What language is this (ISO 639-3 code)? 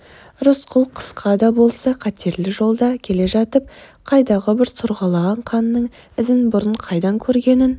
kaz